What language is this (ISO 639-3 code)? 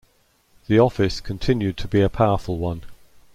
eng